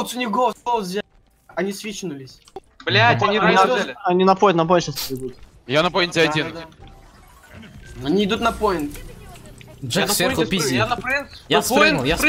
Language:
Russian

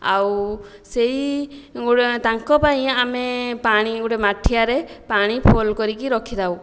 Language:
Odia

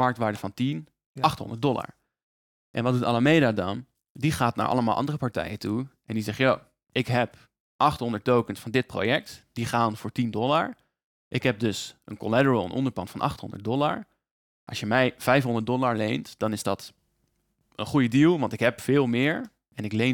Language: Dutch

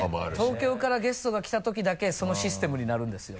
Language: Japanese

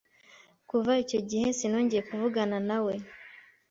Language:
Kinyarwanda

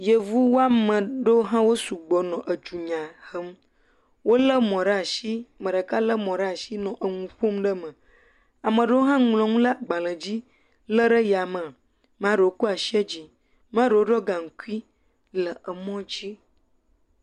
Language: Ewe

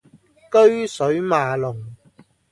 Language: Cantonese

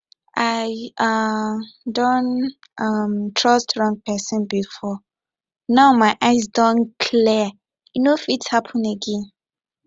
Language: Nigerian Pidgin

